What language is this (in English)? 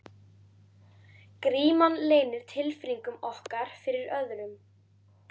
Icelandic